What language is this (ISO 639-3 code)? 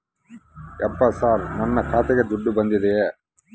kan